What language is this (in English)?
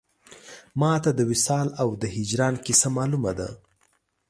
Pashto